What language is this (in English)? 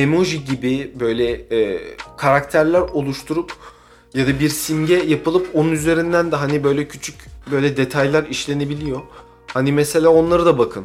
Turkish